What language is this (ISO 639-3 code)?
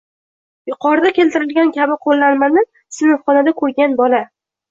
uzb